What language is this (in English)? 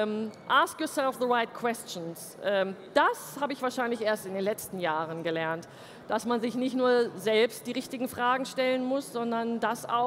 German